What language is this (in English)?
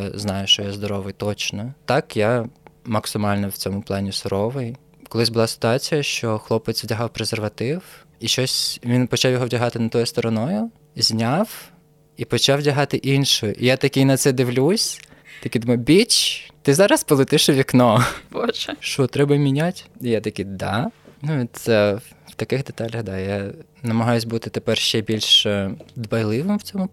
Ukrainian